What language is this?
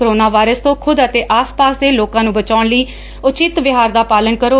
Punjabi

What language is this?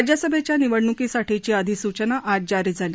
Marathi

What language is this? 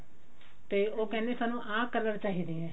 Punjabi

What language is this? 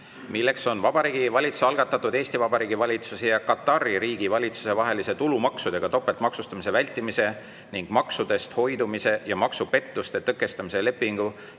Estonian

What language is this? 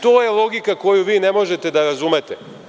Serbian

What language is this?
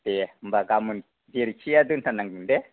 Bodo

